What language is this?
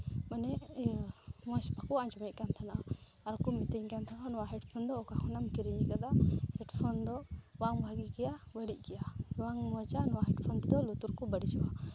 Santali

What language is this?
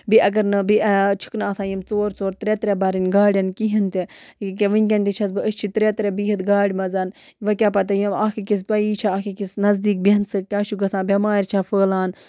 Kashmiri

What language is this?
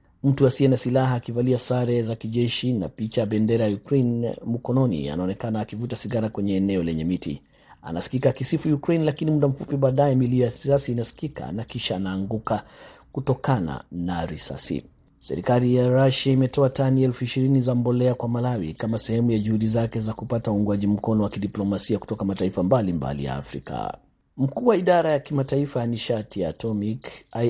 Swahili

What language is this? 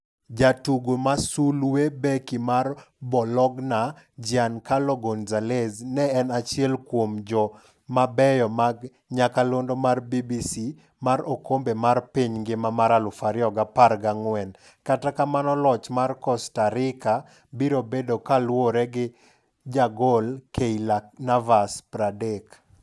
Luo (Kenya and Tanzania)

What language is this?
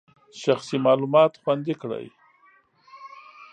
Pashto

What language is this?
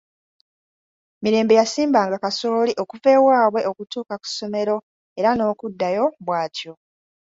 Ganda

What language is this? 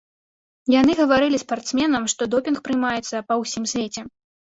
Belarusian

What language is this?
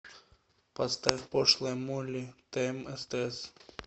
Russian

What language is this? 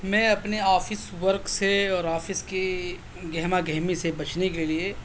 Urdu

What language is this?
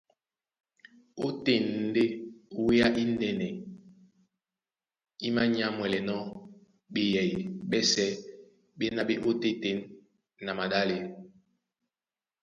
Duala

